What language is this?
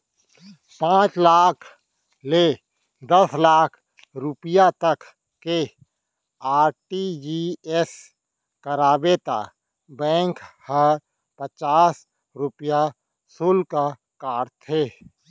Chhattisgarhi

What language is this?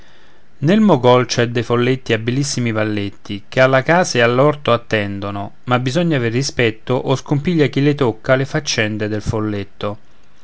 Italian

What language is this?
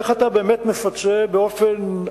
Hebrew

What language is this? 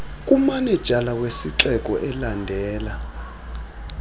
Xhosa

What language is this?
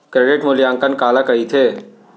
Chhattisgarhi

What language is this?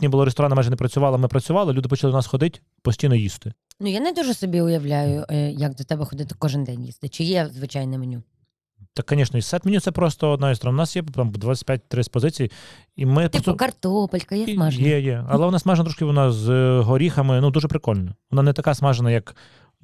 Ukrainian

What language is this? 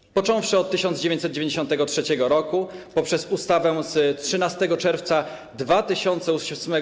Polish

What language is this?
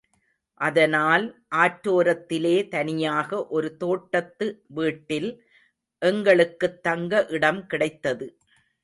Tamil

